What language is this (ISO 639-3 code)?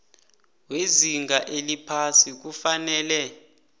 nbl